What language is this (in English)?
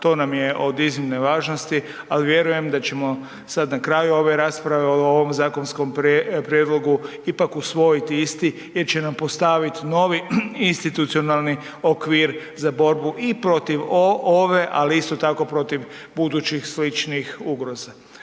Croatian